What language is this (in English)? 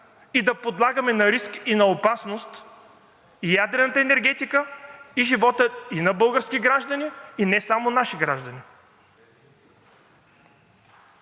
Bulgarian